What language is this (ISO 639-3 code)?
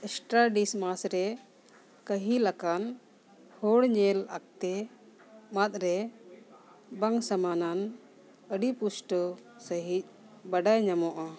sat